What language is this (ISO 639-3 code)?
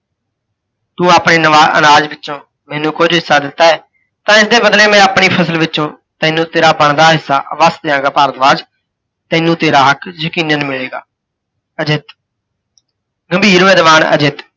pan